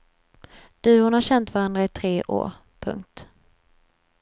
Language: Swedish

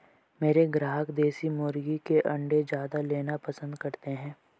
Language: Hindi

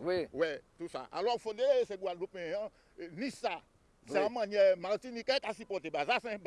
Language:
French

